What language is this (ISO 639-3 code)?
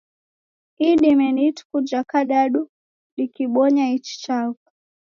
dav